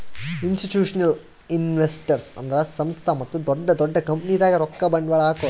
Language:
Kannada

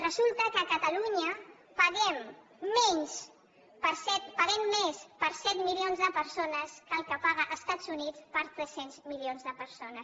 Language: Catalan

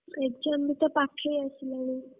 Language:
Odia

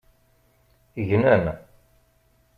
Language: Kabyle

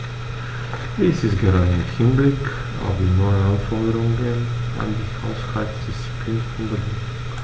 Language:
German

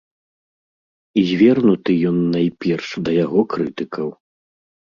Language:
Belarusian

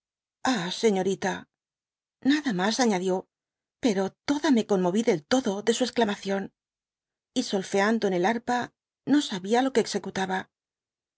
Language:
Spanish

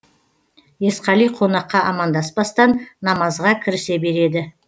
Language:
Kazakh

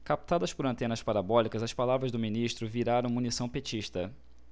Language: Portuguese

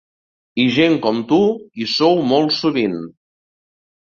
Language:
Catalan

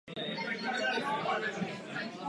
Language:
Czech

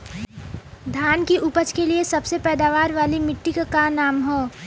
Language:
Bhojpuri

